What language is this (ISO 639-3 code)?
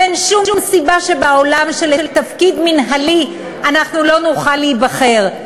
heb